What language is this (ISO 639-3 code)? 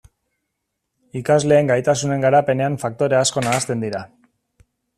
eus